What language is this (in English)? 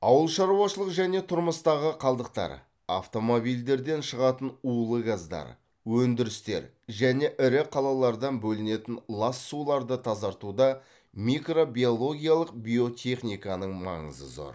Kazakh